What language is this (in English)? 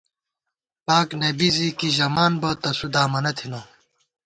Gawar-Bati